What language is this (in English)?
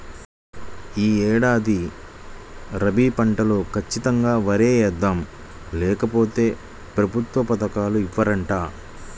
Telugu